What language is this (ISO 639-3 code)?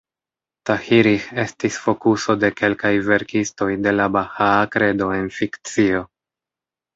epo